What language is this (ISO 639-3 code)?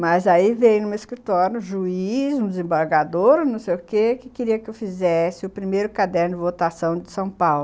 por